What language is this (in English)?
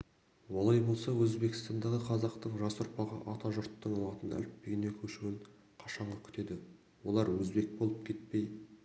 Kazakh